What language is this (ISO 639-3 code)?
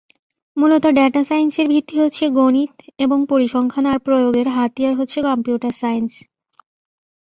ben